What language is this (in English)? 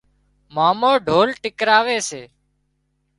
Wadiyara Koli